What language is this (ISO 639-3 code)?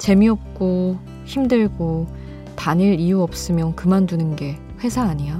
kor